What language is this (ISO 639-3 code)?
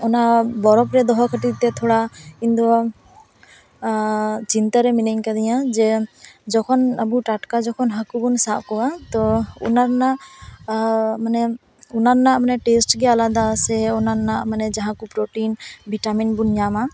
sat